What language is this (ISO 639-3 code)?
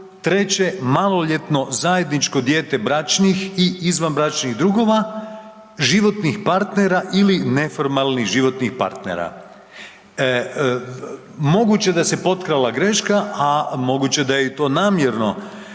hrv